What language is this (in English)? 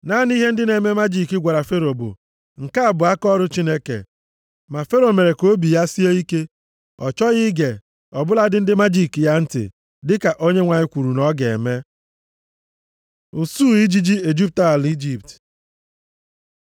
Igbo